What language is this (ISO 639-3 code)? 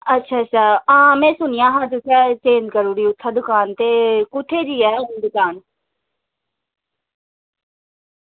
doi